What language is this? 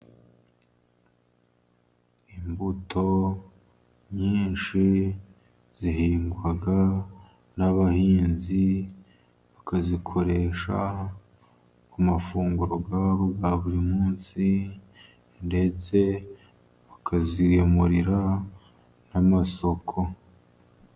Kinyarwanda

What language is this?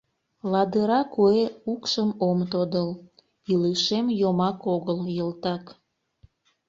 Mari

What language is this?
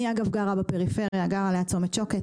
Hebrew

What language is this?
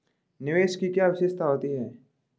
Hindi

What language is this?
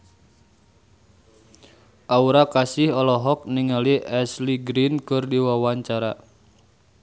Sundanese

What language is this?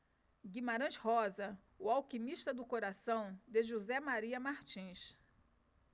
Portuguese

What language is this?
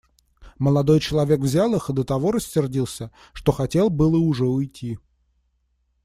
Russian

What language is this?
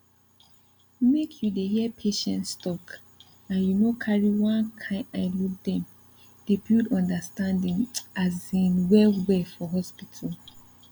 Nigerian Pidgin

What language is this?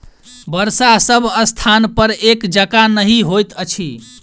Maithili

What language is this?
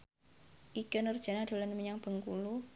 Javanese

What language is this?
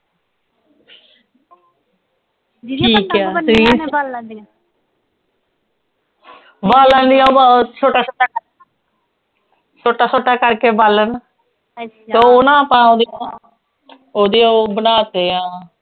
Punjabi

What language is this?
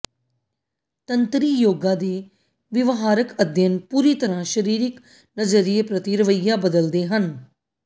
Punjabi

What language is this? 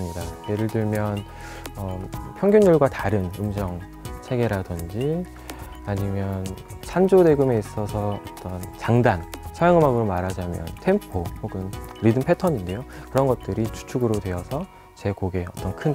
Korean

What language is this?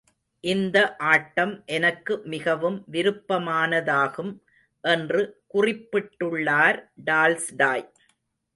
Tamil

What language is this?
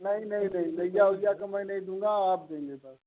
Hindi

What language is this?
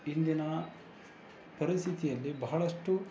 Kannada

